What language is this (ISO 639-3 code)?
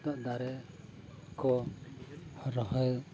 sat